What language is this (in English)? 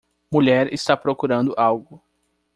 Portuguese